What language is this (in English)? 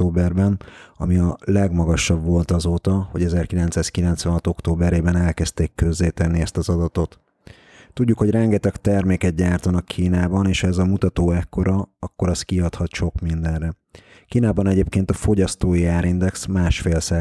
Hungarian